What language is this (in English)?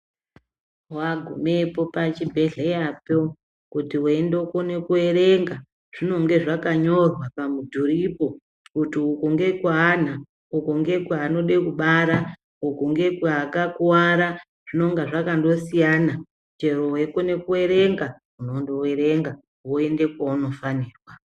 Ndau